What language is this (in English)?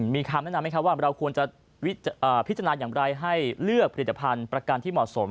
Thai